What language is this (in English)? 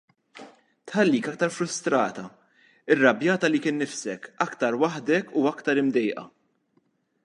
Maltese